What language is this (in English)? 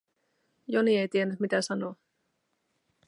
Finnish